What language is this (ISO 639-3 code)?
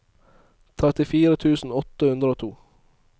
nor